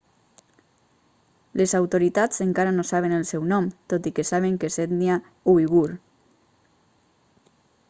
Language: Catalan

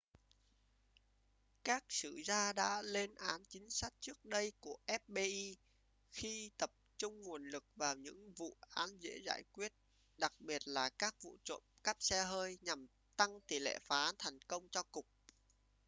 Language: Vietnamese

